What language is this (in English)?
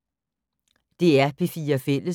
Danish